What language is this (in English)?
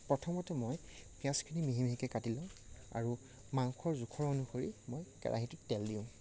Assamese